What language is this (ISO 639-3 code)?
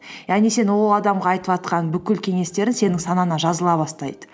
kaz